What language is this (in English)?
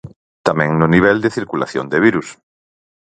Galician